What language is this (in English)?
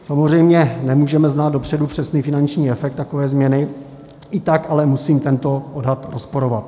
Czech